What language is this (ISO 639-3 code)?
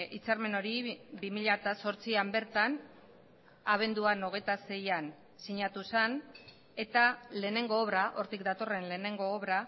eus